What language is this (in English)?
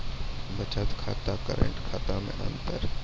Maithili